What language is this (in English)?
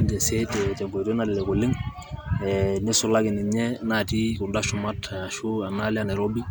Masai